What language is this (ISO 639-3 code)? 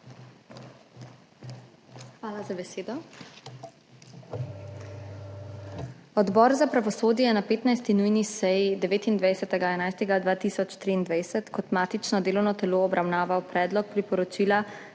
slv